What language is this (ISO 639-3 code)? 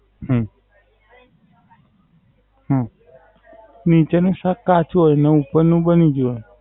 guj